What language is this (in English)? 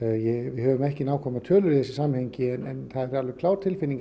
Icelandic